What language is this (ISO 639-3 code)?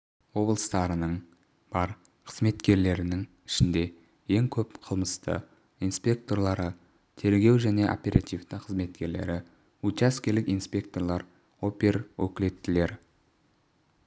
kaz